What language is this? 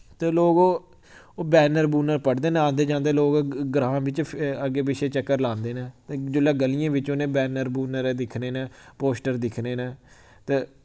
Dogri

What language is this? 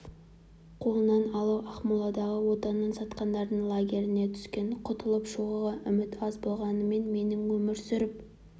Kazakh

